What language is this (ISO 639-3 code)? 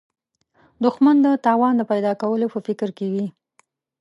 pus